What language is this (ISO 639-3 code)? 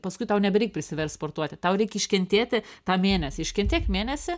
lit